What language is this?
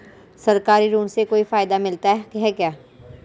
Hindi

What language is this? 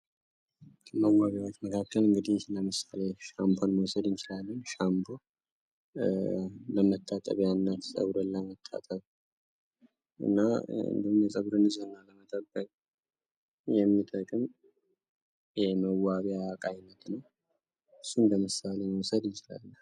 Amharic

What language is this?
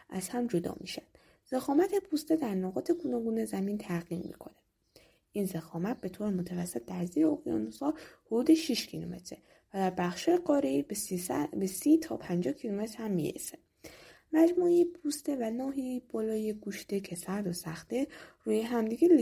Persian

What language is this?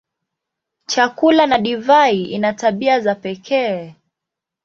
Swahili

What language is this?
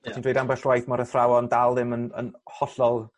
Welsh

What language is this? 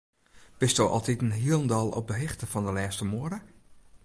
Western Frisian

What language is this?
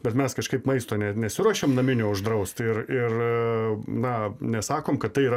Lithuanian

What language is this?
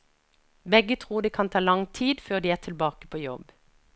Norwegian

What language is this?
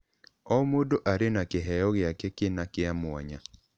Kikuyu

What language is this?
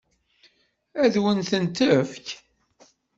Kabyle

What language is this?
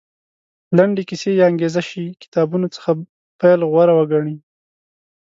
Pashto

